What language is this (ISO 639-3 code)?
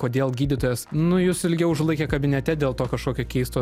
lit